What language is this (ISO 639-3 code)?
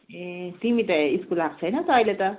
nep